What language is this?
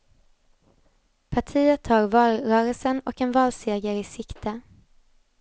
Swedish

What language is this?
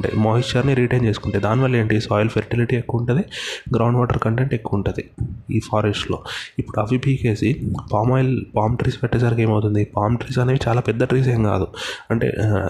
Telugu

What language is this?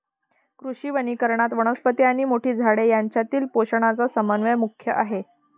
Marathi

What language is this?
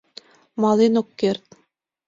Mari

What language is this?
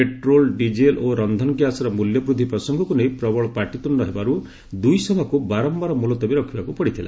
Odia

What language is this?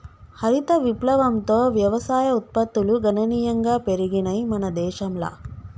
Telugu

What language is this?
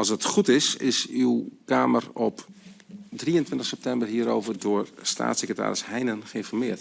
Dutch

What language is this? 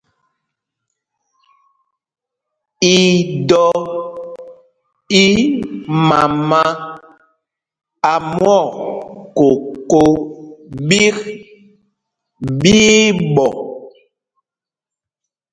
Mpumpong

